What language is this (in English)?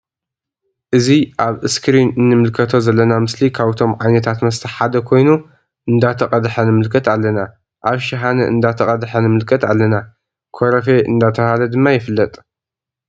Tigrinya